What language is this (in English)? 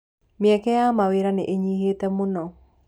Kikuyu